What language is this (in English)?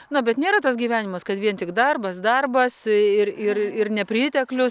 Lithuanian